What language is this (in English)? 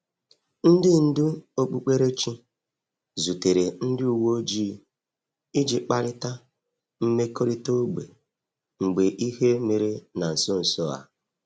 Igbo